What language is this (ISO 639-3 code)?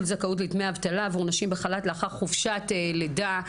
heb